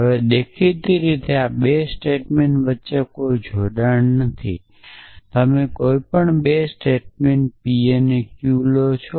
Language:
Gujarati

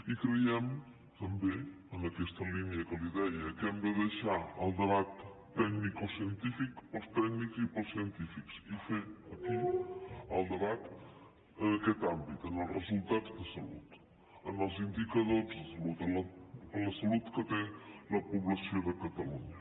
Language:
Catalan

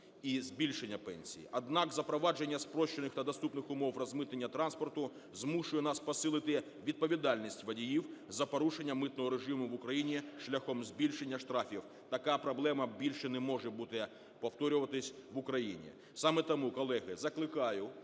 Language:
Ukrainian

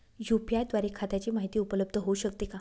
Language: Marathi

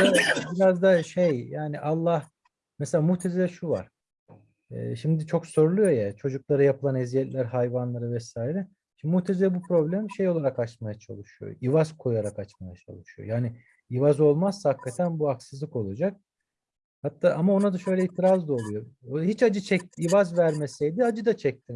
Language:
Turkish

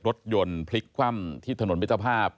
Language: Thai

